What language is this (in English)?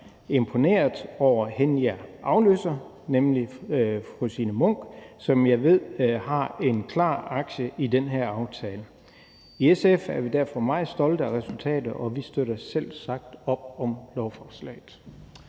Danish